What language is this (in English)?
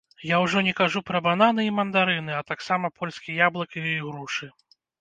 Belarusian